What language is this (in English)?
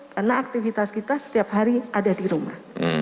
Indonesian